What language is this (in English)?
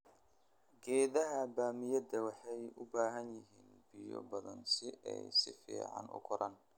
Somali